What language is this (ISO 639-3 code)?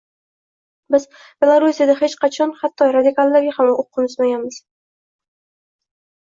uzb